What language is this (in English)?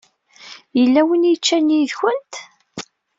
Kabyle